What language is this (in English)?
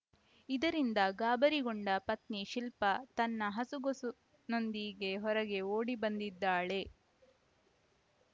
Kannada